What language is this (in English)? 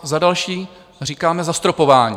Czech